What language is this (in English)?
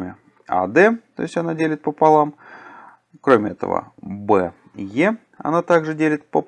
Russian